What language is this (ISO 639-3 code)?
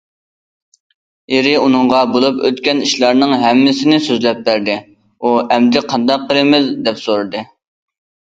uig